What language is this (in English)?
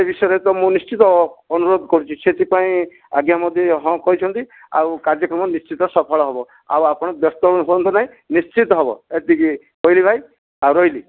Odia